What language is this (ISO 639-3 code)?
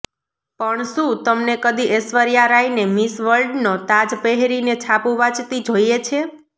guj